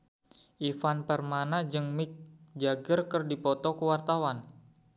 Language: Sundanese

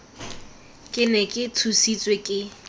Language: Tswana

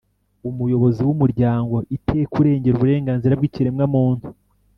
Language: Kinyarwanda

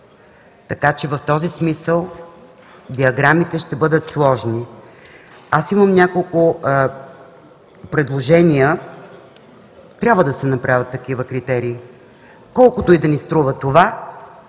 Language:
Bulgarian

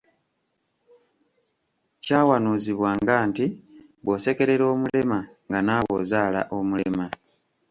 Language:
Ganda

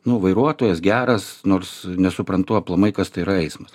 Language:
Lithuanian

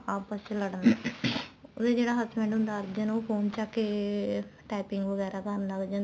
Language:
Punjabi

